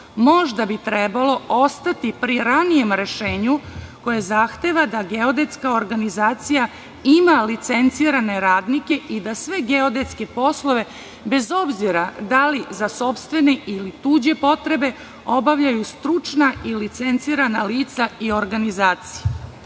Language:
Serbian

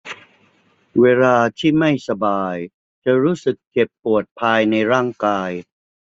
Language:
Thai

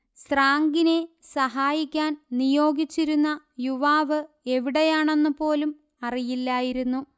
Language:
Malayalam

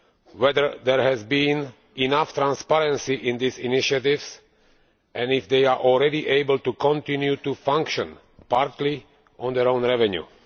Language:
English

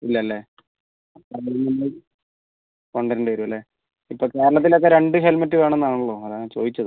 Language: Malayalam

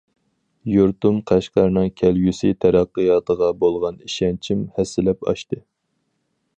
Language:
Uyghur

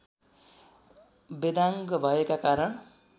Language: Nepali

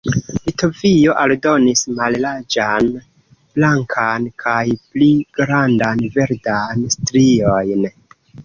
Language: Esperanto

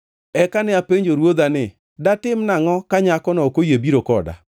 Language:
Luo (Kenya and Tanzania)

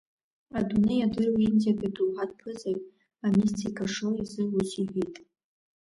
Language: Abkhazian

